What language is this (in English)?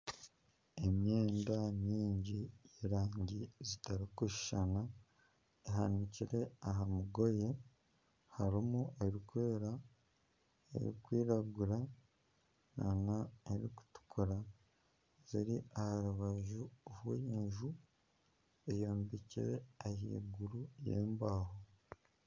Nyankole